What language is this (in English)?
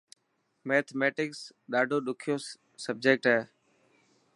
Dhatki